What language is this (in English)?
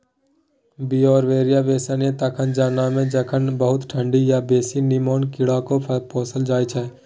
Maithili